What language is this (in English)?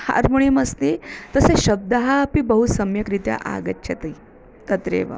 Sanskrit